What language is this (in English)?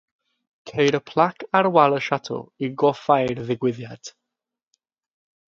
Welsh